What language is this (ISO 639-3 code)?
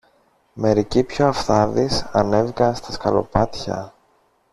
ell